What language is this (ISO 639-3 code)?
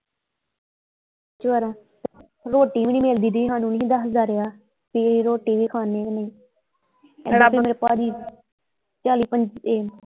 pan